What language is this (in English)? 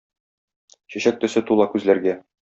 Tatar